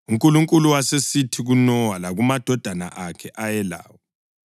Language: North Ndebele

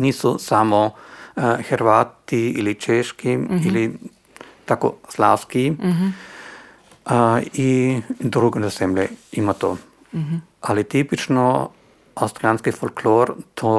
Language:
Croatian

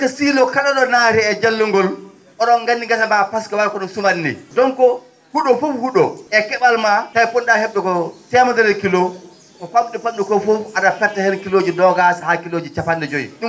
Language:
Fula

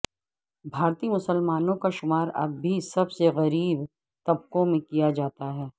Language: Urdu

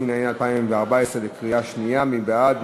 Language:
Hebrew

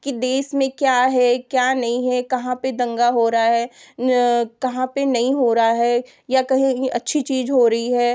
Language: Hindi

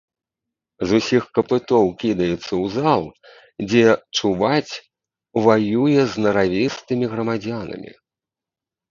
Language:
Belarusian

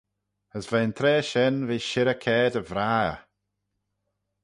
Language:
Manx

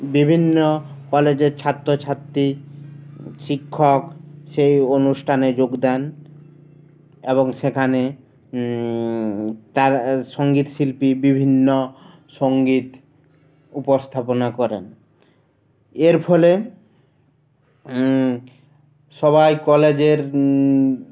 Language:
Bangla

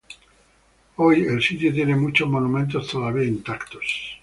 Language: Spanish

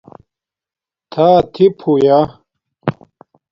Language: Domaaki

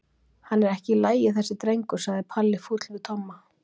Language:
Icelandic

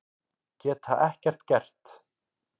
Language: Icelandic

